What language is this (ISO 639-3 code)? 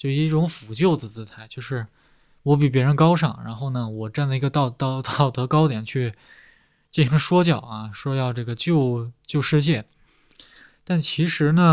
zho